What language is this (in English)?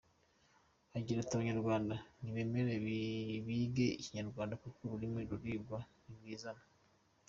Kinyarwanda